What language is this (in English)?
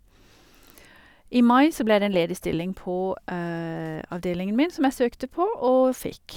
Norwegian